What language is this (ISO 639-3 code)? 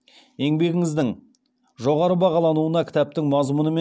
kaz